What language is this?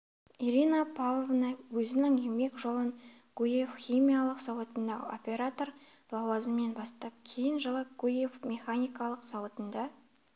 Kazakh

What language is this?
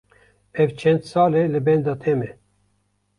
Kurdish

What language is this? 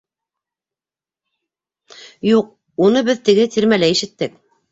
Bashkir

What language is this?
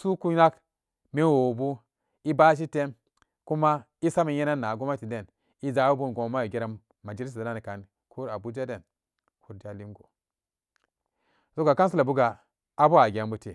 Samba Daka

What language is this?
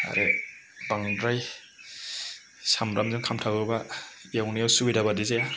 Bodo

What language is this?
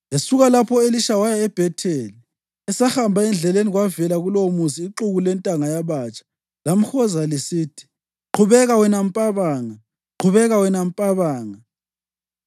North Ndebele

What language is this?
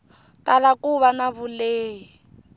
Tsonga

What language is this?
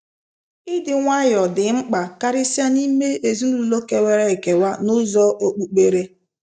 Igbo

